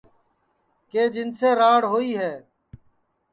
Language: Sansi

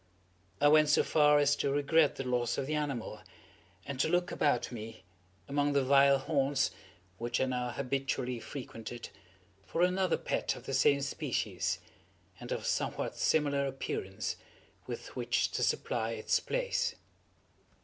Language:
English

